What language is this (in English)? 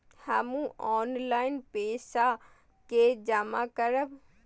Maithili